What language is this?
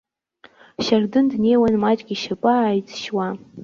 Abkhazian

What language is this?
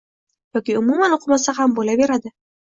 Uzbek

